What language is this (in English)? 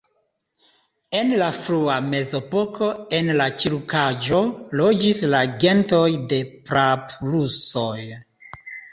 Esperanto